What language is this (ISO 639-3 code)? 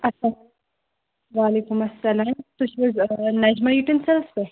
kas